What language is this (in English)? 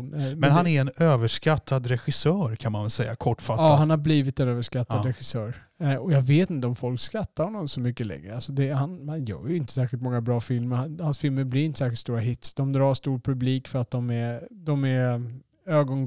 Swedish